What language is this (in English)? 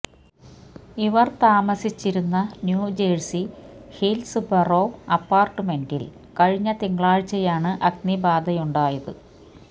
Malayalam